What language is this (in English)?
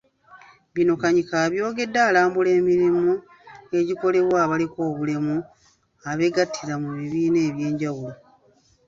Ganda